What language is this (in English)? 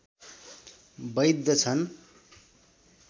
Nepali